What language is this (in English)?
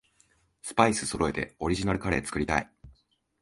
Japanese